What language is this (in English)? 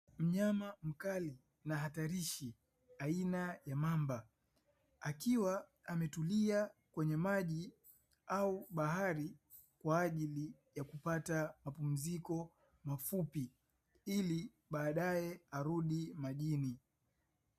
Swahili